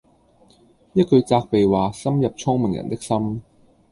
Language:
Cantonese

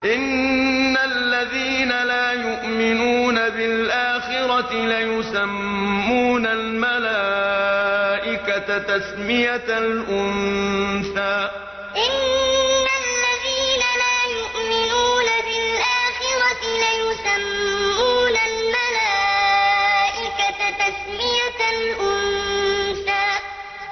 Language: Arabic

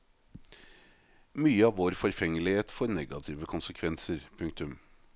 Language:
Norwegian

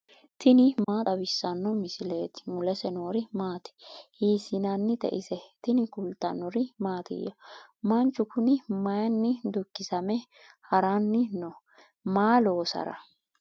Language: Sidamo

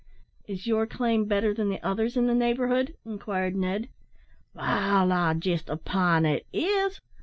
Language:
English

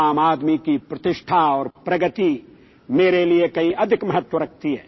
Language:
Hindi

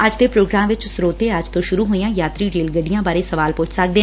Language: Punjabi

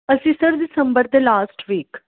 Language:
Punjabi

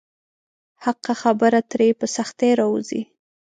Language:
Pashto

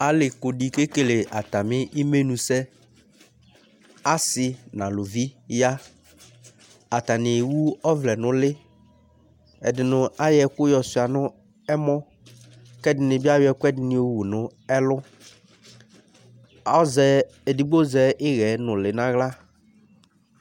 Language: Ikposo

